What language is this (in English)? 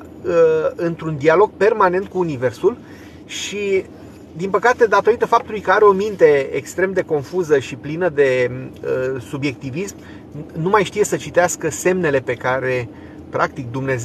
Romanian